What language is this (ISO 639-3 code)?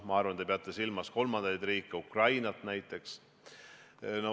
est